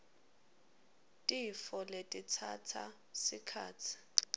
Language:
Swati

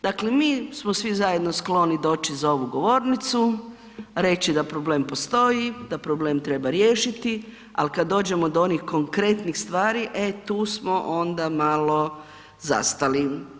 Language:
Croatian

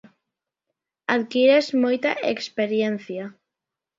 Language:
Galician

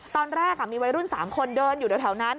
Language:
Thai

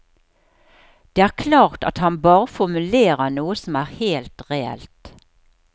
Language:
Norwegian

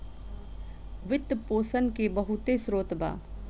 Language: Bhojpuri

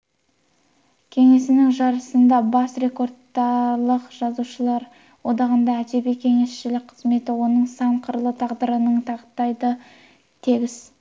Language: Kazakh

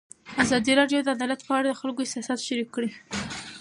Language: Pashto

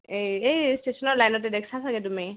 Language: Assamese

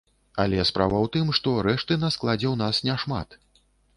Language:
Belarusian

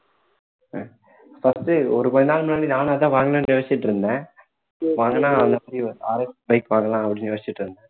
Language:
Tamil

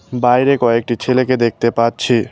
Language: Bangla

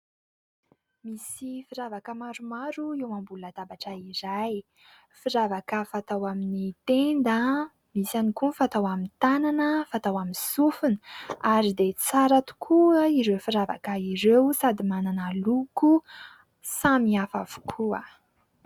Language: Malagasy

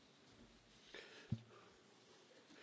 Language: German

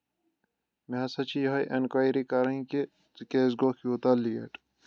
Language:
Kashmiri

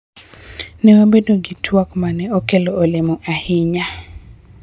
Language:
Luo (Kenya and Tanzania)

